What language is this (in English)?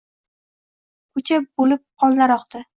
Uzbek